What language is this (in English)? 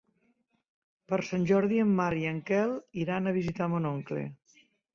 Catalan